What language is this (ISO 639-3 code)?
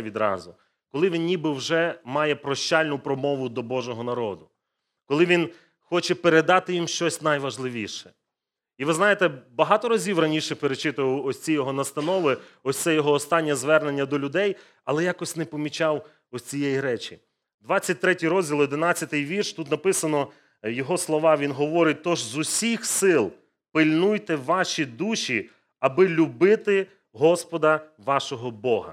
ukr